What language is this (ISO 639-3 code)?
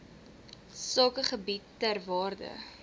afr